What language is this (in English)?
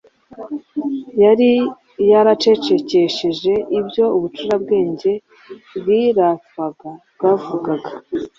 Kinyarwanda